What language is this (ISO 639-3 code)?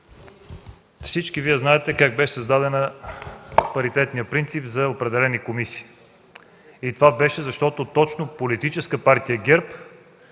bul